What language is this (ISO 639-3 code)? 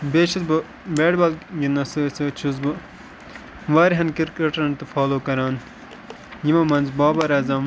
kas